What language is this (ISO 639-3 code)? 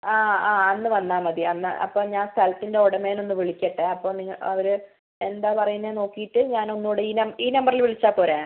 mal